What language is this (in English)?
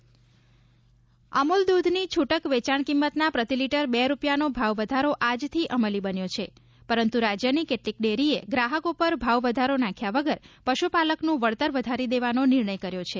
Gujarati